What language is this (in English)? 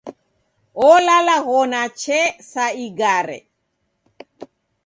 Taita